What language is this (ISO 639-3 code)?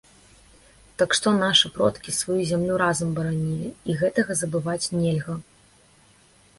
bel